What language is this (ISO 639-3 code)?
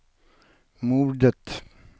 swe